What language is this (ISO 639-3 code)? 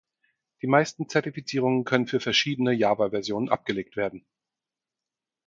deu